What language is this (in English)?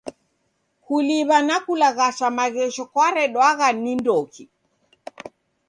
Taita